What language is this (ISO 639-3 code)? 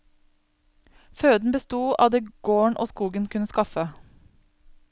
nor